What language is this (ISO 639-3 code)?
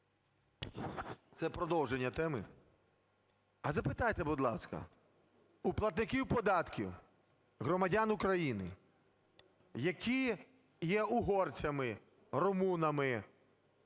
ukr